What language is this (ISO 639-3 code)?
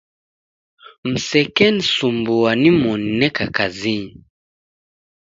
dav